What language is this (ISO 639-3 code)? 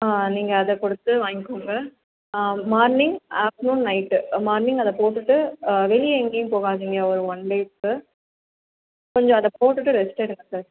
tam